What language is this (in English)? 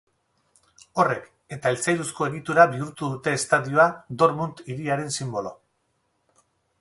Basque